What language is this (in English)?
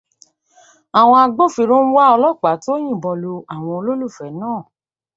Yoruba